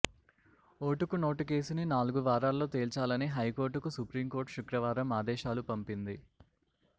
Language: Telugu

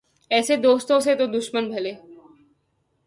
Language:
Urdu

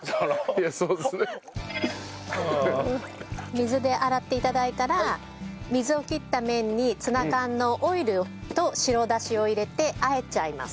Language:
Japanese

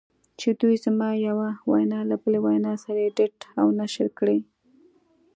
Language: Pashto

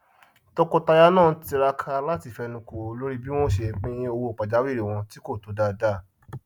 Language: Yoruba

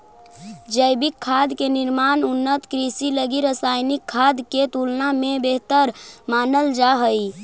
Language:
Magahi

